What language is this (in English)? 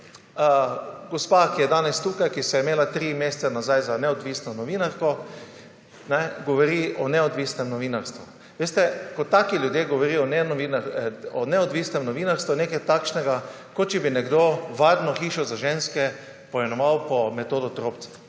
Slovenian